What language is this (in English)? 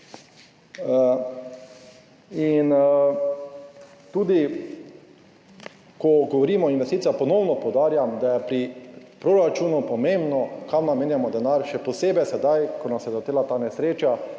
Slovenian